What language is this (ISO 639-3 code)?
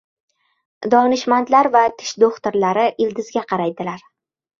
uzb